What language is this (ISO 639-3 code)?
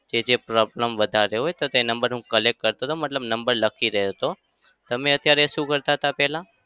guj